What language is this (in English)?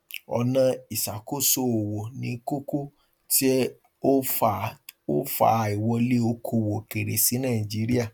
Yoruba